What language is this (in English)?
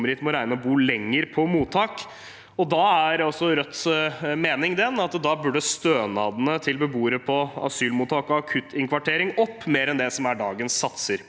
Norwegian